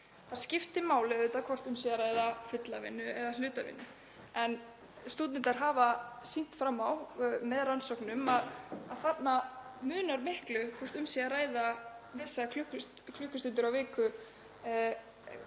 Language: Icelandic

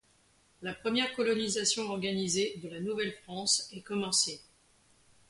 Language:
French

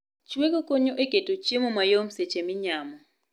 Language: Luo (Kenya and Tanzania)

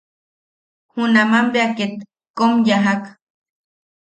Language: Yaqui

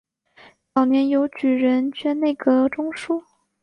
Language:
Chinese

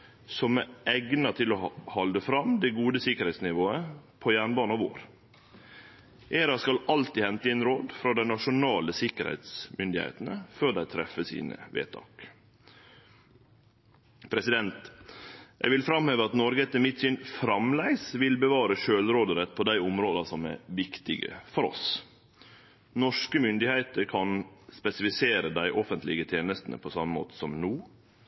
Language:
Norwegian Nynorsk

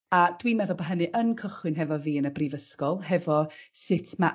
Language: Welsh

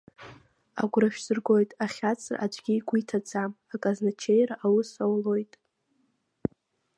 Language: Abkhazian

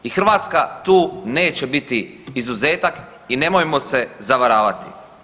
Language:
Croatian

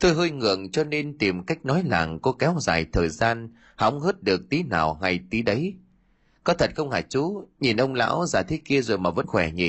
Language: Vietnamese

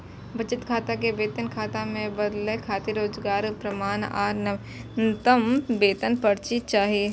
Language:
Maithili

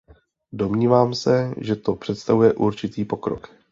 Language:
Czech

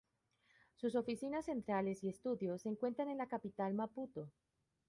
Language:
Spanish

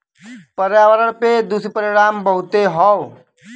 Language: Bhojpuri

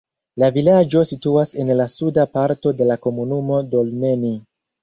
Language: Esperanto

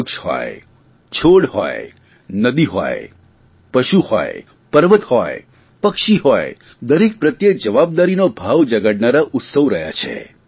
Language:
Gujarati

